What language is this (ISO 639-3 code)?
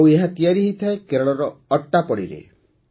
ori